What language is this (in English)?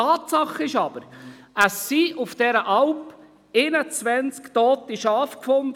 Swiss German